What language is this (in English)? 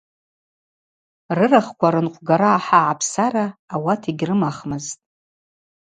Abaza